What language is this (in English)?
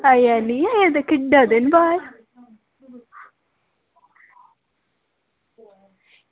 Dogri